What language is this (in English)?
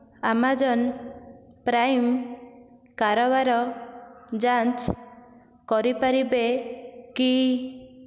Odia